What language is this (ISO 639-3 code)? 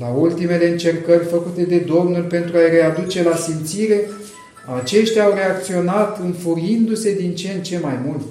ron